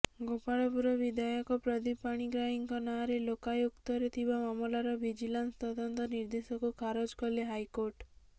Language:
Odia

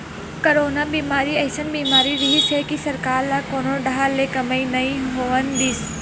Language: Chhattisgarhi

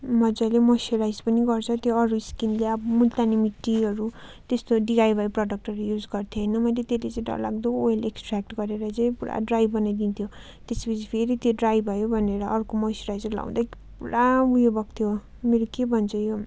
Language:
Nepali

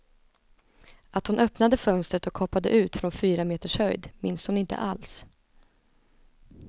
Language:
Swedish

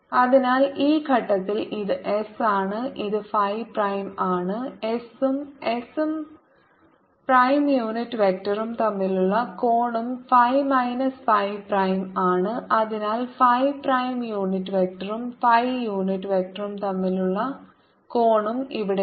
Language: Malayalam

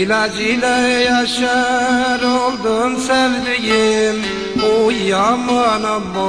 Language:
Arabic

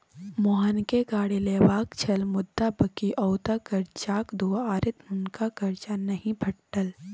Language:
Maithili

